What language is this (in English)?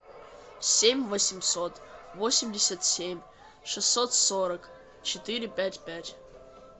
Russian